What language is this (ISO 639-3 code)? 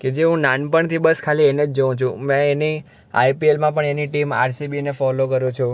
guj